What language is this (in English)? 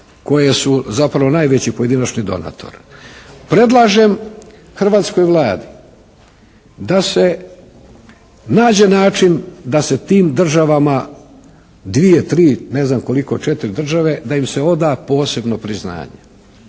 Croatian